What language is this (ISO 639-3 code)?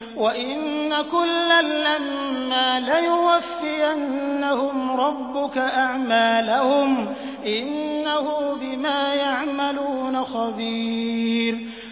ara